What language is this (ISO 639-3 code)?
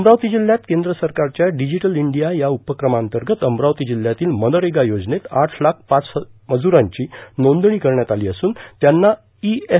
mar